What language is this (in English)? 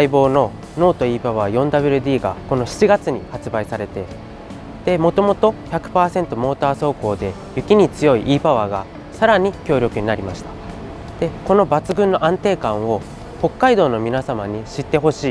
Japanese